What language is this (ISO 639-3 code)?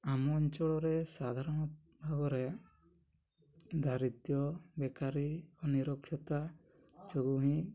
ori